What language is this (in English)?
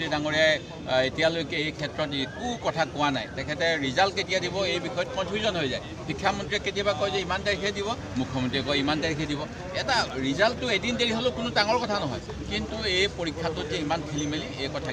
Arabic